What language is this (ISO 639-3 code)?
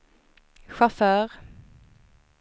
swe